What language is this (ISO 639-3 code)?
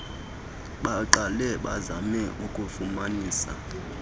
xho